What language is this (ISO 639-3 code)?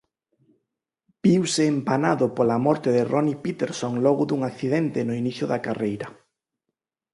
glg